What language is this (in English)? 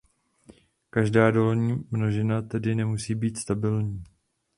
Czech